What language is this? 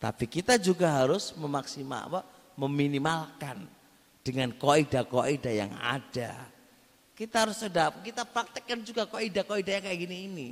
Indonesian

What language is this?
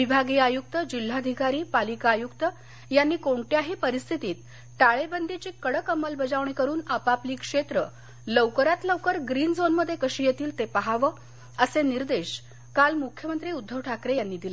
Marathi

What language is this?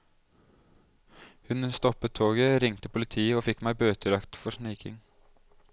Norwegian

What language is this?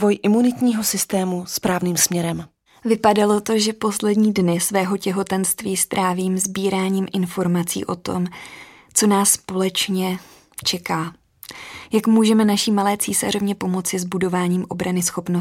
Czech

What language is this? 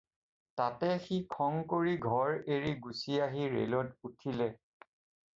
Assamese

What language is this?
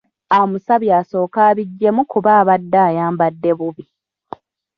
Ganda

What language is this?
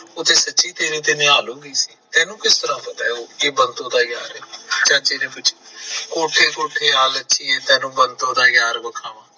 Punjabi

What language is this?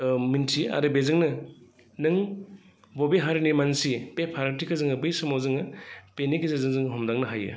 Bodo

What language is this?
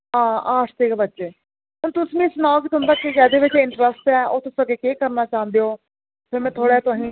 Dogri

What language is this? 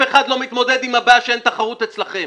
Hebrew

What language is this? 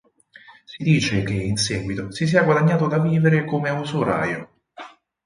Italian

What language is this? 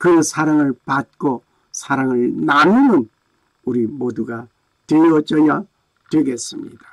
Korean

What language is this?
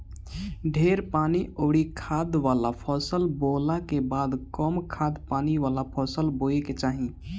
Bhojpuri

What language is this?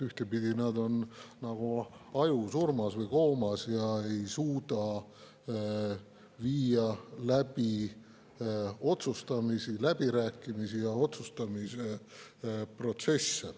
Estonian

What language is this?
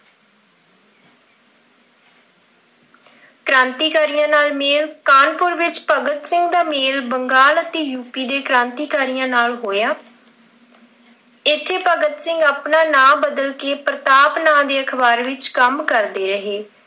Punjabi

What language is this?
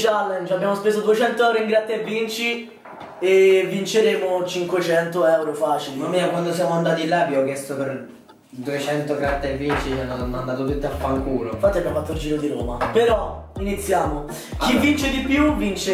Italian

